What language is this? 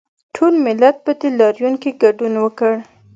Pashto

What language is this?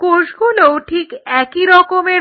Bangla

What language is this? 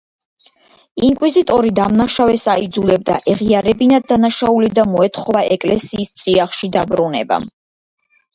Georgian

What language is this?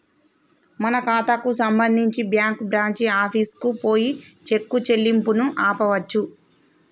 Telugu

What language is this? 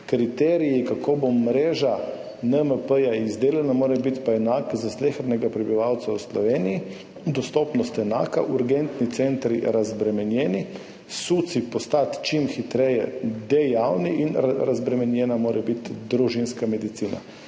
Slovenian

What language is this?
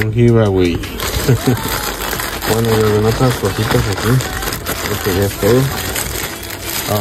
Spanish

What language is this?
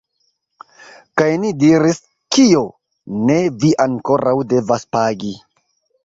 Esperanto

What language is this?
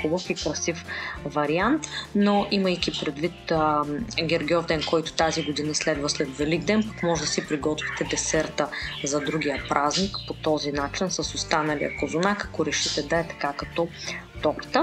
Bulgarian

